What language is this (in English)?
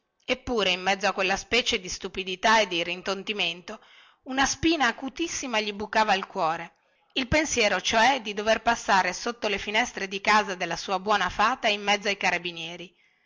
Italian